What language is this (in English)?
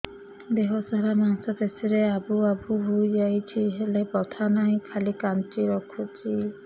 Odia